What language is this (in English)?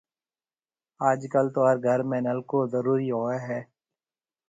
Marwari (Pakistan)